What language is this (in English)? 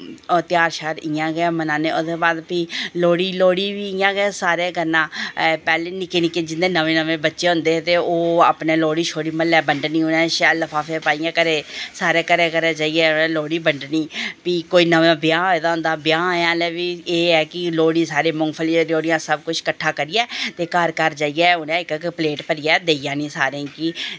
Dogri